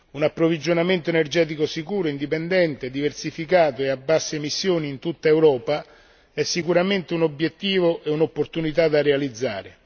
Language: Italian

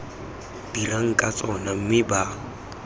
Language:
Tswana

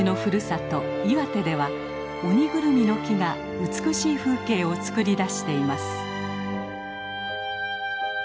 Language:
Japanese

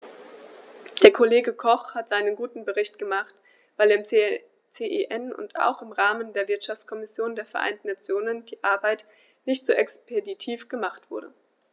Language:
German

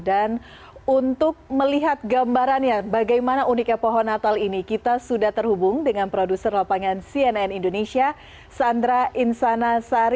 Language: Indonesian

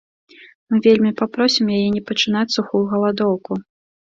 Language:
Belarusian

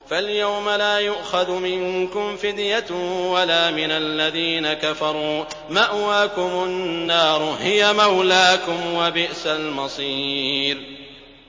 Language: Arabic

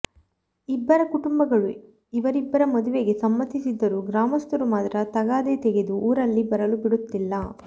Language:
Kannada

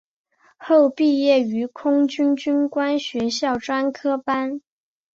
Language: Chinese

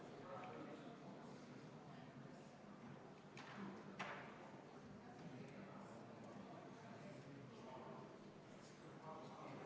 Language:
Estonian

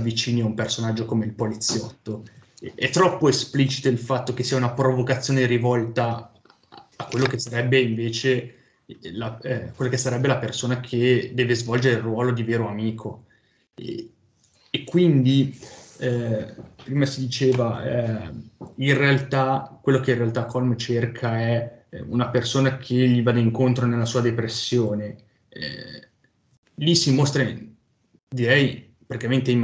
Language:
Italian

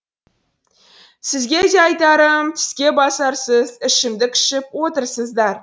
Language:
Kazakh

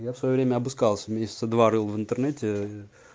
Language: Russian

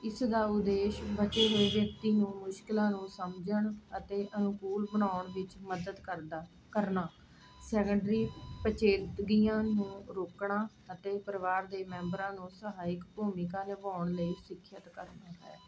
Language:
Punjabi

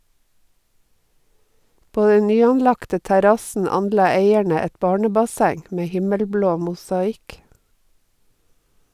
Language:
Norwegian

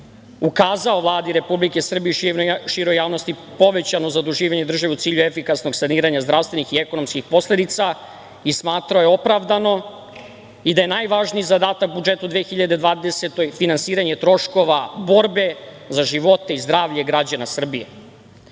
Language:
Serbian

